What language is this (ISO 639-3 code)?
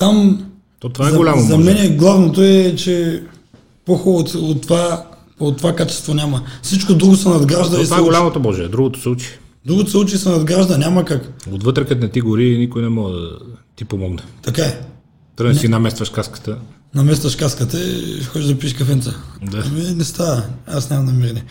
bul